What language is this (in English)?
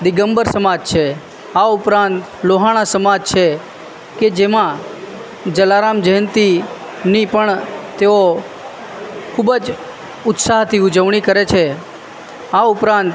Gujarati